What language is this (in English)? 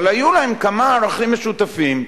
Hebrew